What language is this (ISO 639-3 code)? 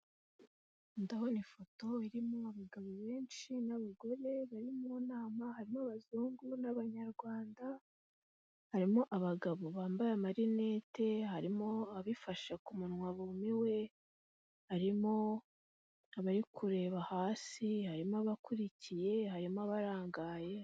kin